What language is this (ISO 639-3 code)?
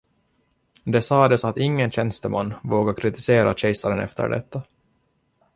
swe